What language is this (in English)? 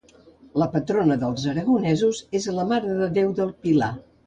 Catalan